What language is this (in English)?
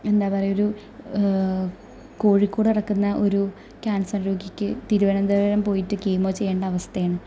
Malayalam